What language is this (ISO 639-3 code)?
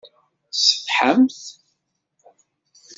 kab